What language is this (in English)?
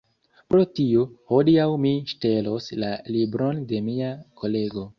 Esperanto